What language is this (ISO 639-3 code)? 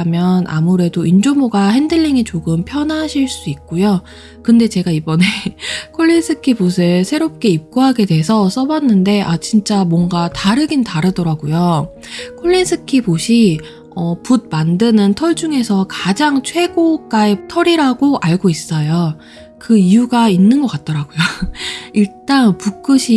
kor